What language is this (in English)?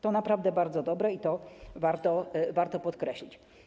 Polish